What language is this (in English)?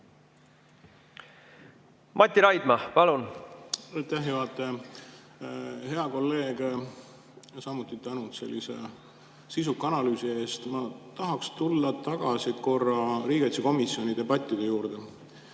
Estonian